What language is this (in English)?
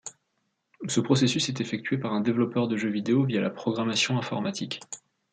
French